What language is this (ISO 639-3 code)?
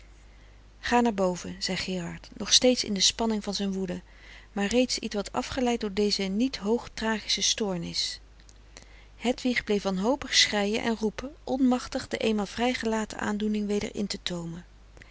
nld